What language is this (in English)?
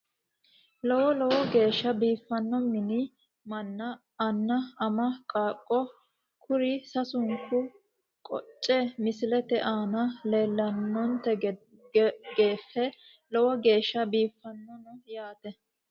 Sidamo